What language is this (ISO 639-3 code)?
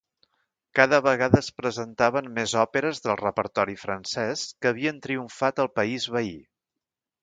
cat